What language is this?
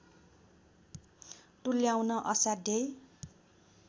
Nepali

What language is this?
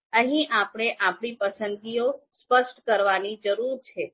Gujarati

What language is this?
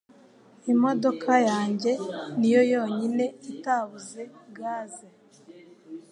Kinyarwanda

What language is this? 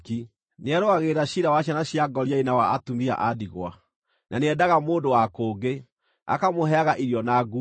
Kikuyu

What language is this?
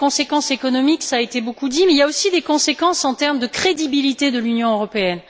French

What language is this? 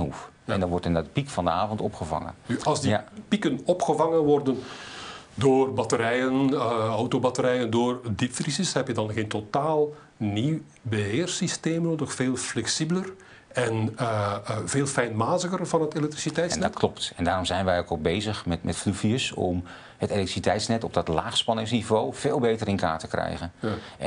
Dutch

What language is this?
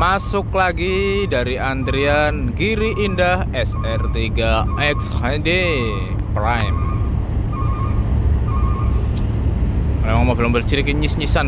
Indonesian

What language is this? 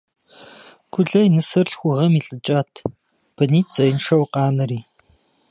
Kabardian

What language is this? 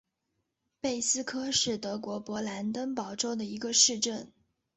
Chinese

